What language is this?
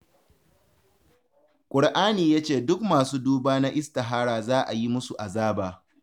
Hausa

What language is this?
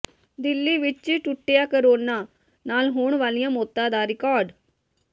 Punjabi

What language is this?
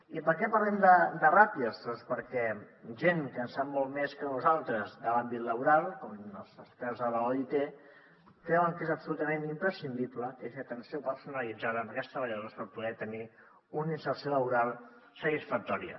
Catalan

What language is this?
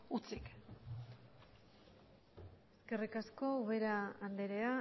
Basque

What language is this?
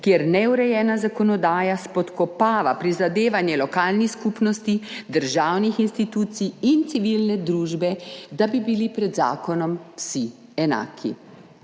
Slovenian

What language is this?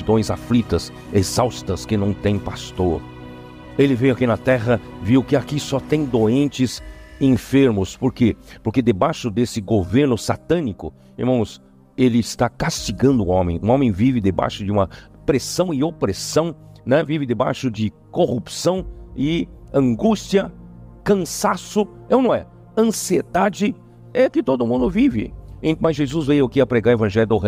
Portuguese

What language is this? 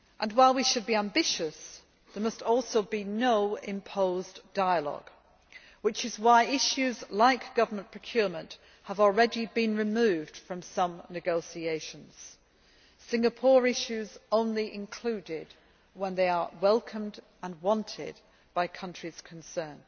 English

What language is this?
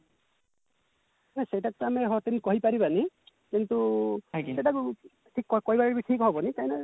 Odia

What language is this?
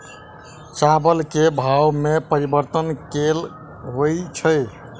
Maithili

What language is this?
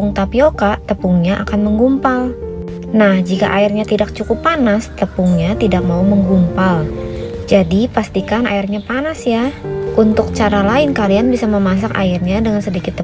Indonesian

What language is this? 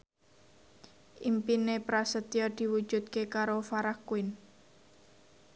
Javanese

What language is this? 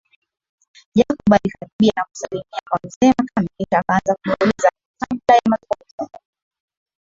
Swahili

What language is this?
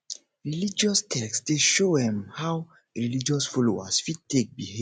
Nigerian Pidgin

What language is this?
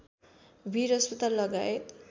Nepali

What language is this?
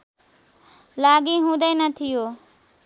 Nepali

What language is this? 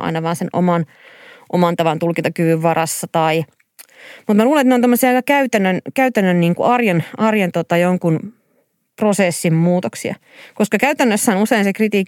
Finnish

